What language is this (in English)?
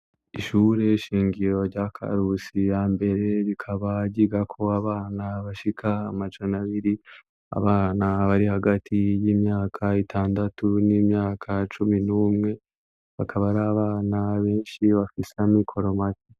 Rundi